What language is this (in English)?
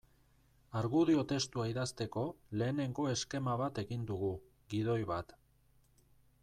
Basque